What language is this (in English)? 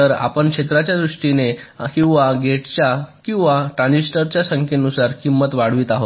Marathi